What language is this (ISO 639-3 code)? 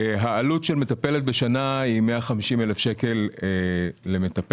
heb